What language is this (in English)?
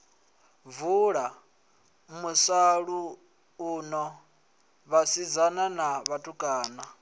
Venda